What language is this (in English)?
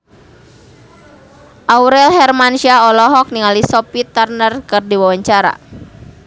Sundanese